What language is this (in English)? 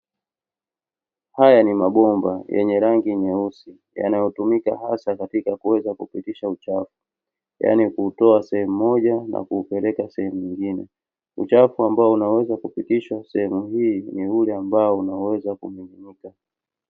Swahili